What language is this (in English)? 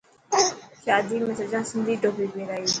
Dhatki